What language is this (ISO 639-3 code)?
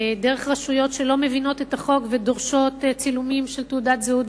heb